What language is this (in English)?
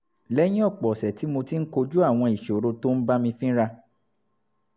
Yoruba